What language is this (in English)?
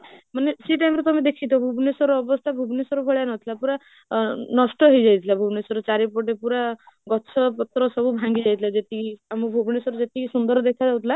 Odia